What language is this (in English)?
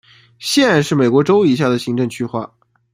Chinese